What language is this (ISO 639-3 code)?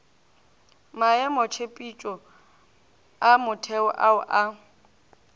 nso